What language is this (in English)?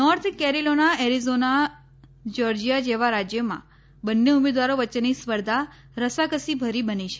Gujarati